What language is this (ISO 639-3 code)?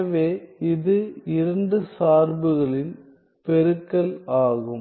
tam